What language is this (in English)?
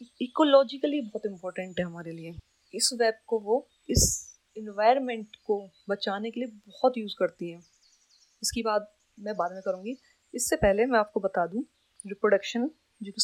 Hindi